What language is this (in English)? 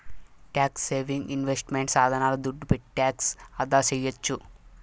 Telugu